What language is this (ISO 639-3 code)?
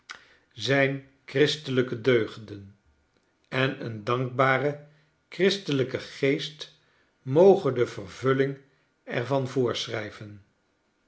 nld